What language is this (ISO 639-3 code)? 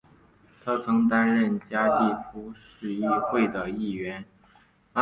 zho